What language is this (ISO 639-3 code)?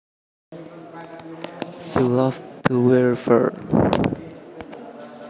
jav